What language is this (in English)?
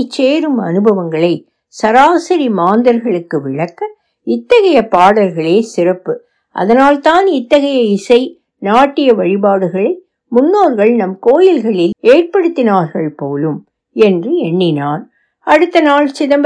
Tamil